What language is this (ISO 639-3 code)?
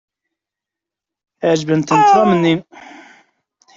kab